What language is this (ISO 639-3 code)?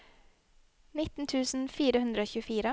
nor